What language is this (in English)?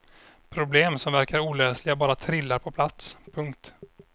Swedish